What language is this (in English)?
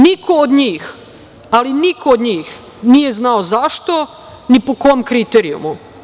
Serbian